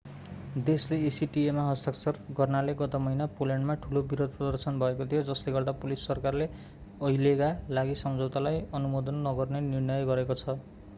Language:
Nepali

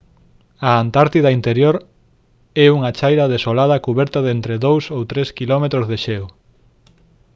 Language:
Galician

